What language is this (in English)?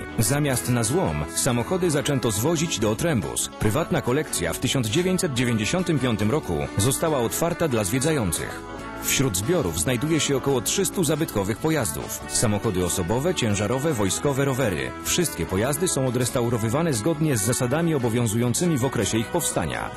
Polish